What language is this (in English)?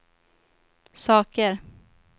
Swedish